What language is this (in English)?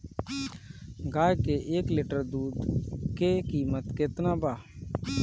Bhojpuri